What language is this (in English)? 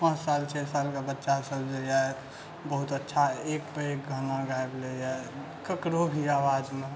Maithili